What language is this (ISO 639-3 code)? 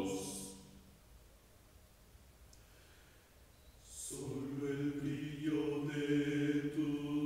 ron